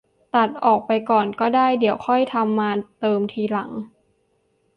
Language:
Thai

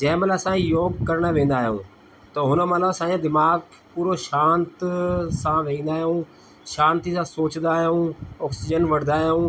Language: Sindhi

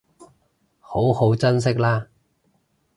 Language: Cantonese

